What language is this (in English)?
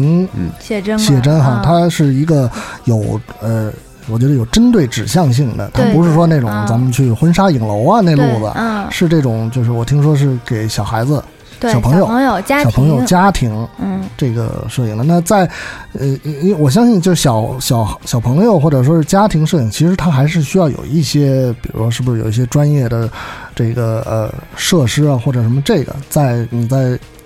Chinese